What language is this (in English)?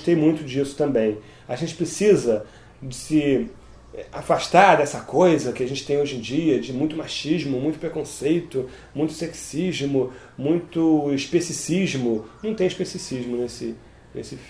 Portuguese